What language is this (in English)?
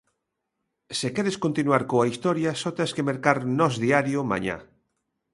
Galician